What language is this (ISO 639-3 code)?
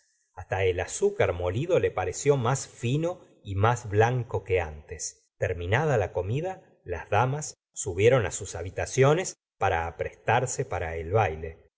spa